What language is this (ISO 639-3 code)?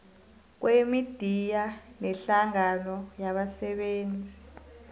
nbl